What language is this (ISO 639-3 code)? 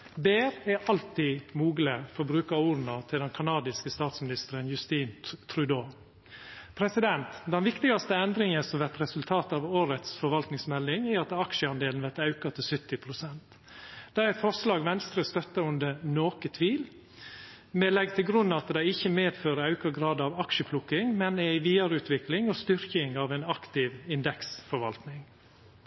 nno